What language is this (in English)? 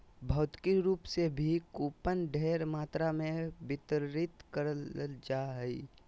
Magahi